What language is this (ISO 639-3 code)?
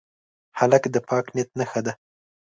pus